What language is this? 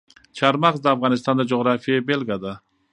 Pashto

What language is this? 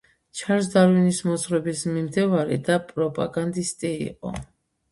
Georgian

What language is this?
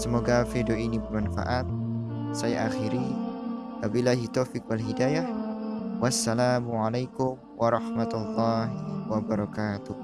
Indonesian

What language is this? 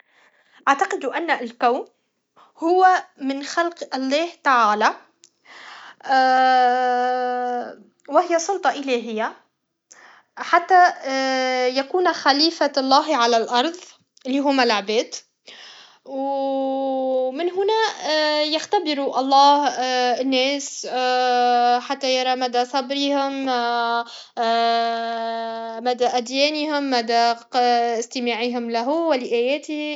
Tunisian Arabic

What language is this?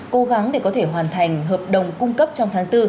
Vietnamese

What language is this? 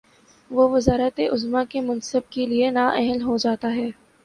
Urdu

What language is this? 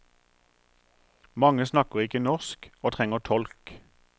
Norwegian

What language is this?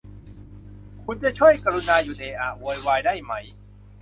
Thai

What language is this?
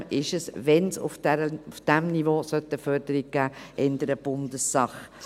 Swiss German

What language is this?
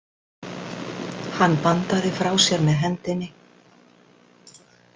Icelandic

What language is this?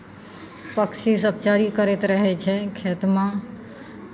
Maithili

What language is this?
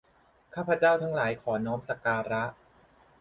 Thai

